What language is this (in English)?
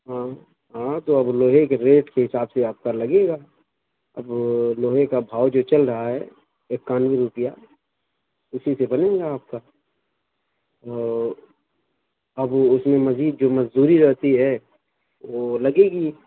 Urdu